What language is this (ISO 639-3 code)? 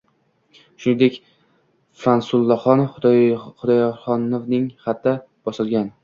uzb